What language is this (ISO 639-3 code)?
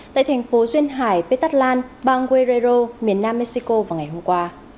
vie